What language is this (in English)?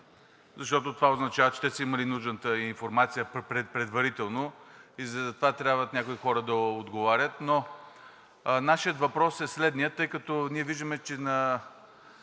Bulgarian